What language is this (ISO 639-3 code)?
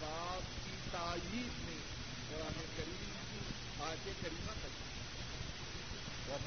urd